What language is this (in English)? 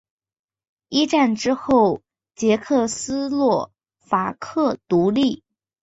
Chinese